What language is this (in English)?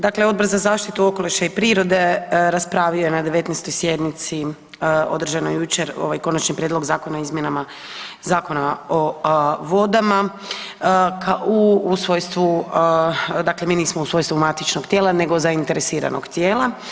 Croatian